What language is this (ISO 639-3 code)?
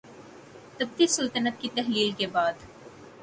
urd